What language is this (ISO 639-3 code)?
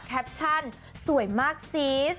tha